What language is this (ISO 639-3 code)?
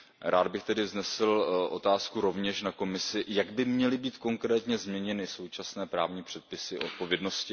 ces